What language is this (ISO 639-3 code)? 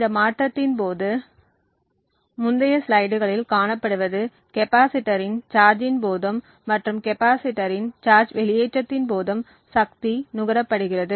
tam